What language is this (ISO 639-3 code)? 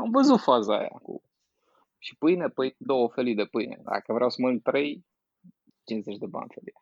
ron